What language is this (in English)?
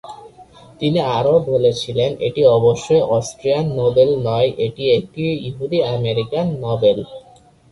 Bangla